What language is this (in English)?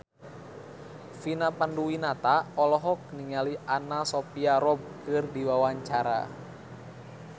Sundanese